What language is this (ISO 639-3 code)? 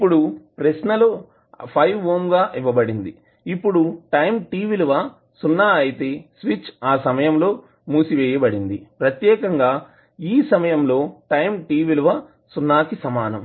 tel